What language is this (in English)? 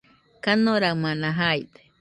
Nüpode Huitoto